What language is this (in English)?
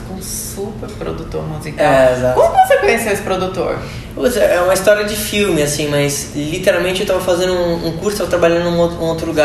Portuguese